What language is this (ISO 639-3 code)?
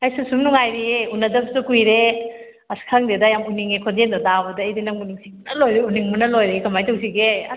mni